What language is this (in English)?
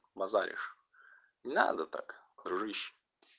Russian